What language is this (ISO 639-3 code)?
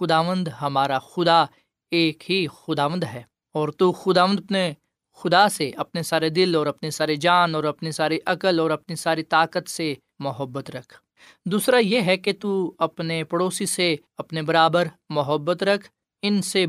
urd